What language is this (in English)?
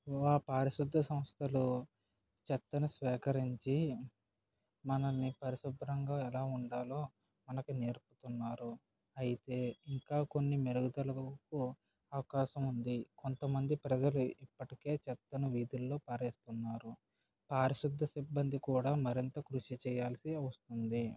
Telugu